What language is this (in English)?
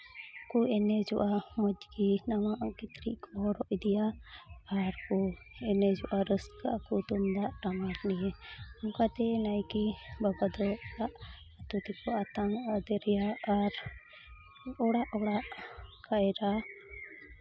Santali